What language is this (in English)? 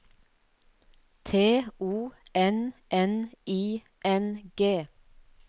Norwegian